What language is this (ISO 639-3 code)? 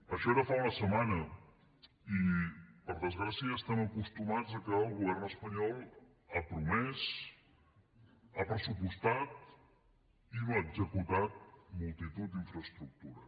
cat